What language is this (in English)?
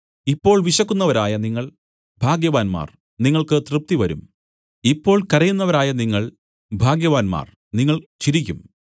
Malayalam